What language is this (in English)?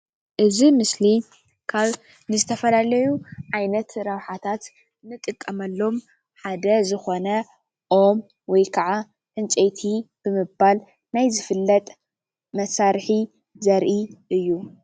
Tigrinya